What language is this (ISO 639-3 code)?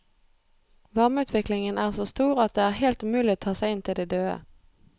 nor